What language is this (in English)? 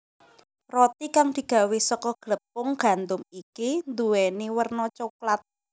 Javanese